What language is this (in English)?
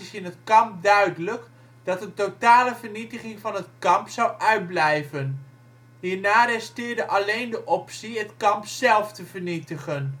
Dutch